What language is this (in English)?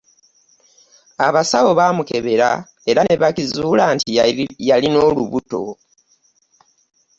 Ganda